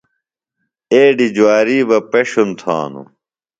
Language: Phalura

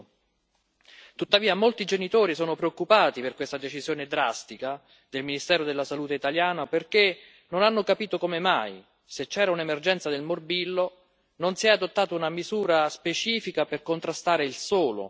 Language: Italian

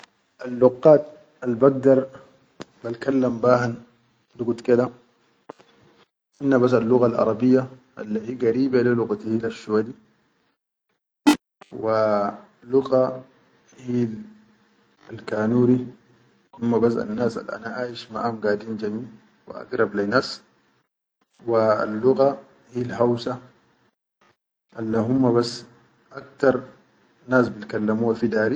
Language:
Chadian Arabic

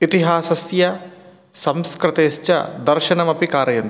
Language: Sanskrit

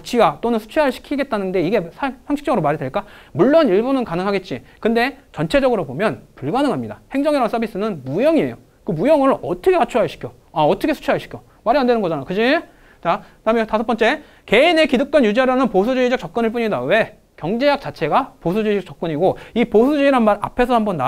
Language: Korean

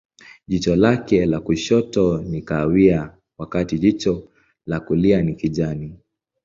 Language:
Swahili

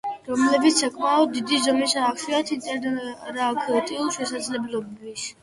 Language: Georgian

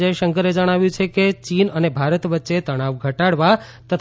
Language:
Gujarati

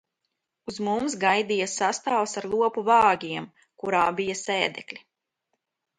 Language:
Latvian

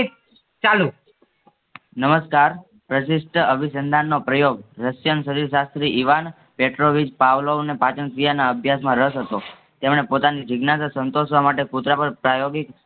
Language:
Gujarati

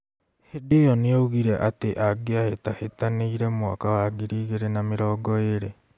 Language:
Kikuyu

